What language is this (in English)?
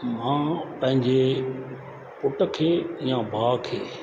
Sindhi